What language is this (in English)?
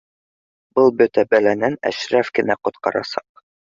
Bashkir